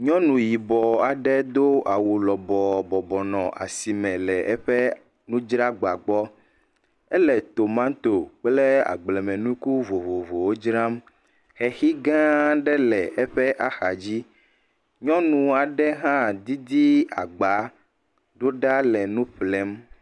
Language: Ewe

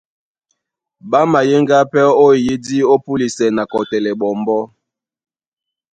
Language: Duala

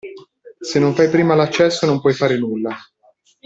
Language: Italian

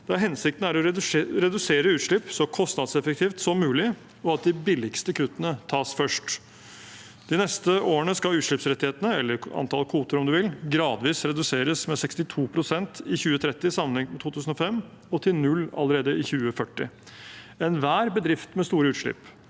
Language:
Norwegian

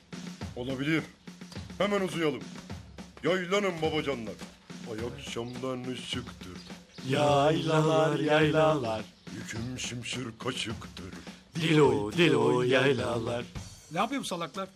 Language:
Turkish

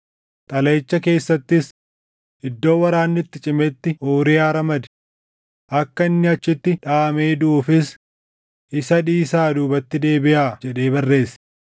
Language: Oromo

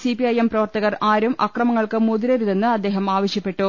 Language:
Malayalam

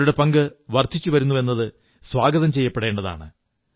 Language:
Malayalam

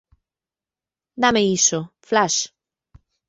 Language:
Galician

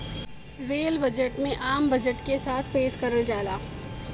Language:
Bhojpuri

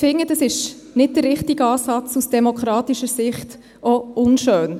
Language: Swiss German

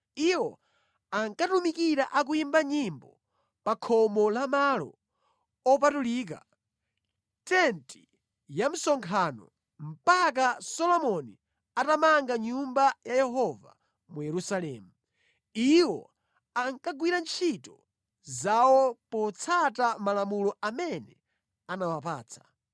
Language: Nyanja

